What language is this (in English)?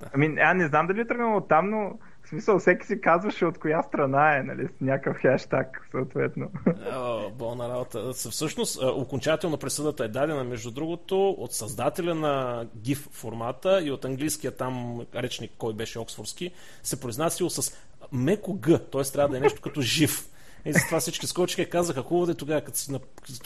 Bulgarian